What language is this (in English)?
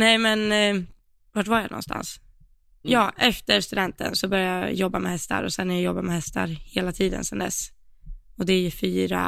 Swedish